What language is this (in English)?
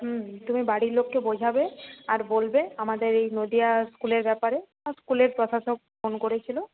Bangla